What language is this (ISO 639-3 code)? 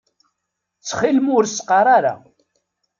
kab